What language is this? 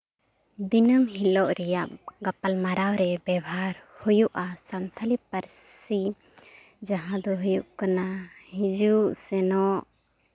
Santali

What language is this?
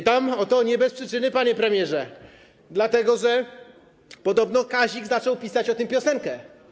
Polish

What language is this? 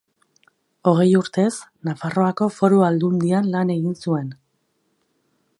Basque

